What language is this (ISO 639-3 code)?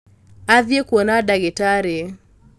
kik